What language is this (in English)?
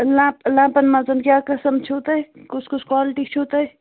Kashmiri